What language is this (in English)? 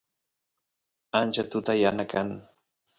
Santiago del Estero Quichua